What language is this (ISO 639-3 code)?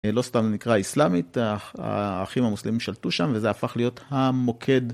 heb